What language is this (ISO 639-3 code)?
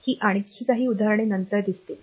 mar